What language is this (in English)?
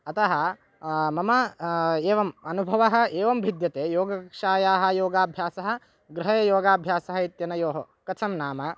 Sanskrit